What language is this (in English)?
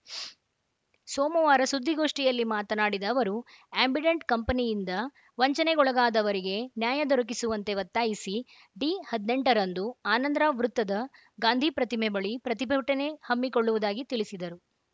Kannada